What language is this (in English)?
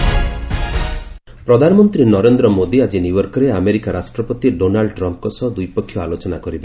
Odia